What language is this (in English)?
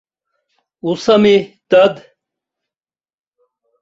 Abkhazian